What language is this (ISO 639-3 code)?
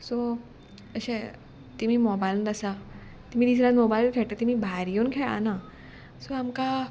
kok